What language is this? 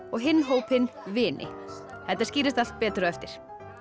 Icelandic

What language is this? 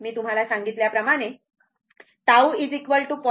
Marathi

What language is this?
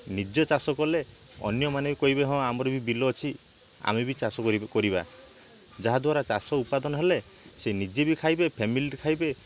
Odia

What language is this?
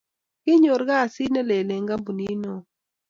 Kalenjin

